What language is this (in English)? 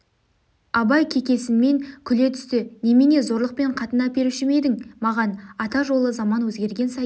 Kazakh